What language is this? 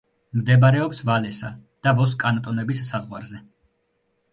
Georgian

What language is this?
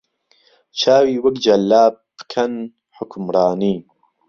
Central Kurdish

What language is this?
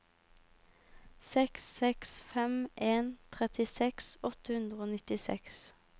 Norwegian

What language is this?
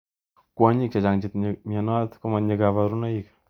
Kalenjin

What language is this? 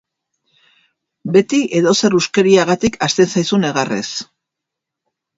Basque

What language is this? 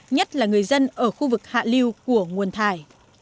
Vietnamese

